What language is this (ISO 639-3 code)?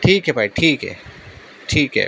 urd